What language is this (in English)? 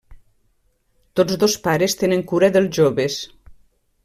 Catalan